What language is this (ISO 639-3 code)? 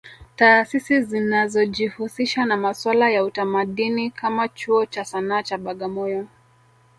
swa